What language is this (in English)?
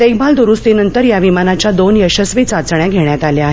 Marathi